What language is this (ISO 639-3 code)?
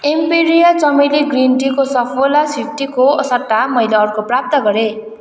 nep